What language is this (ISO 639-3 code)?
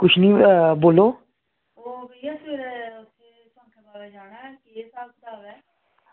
doi